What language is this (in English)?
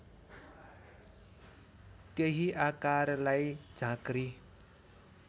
Nepali